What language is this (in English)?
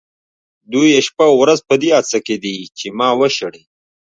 Pashto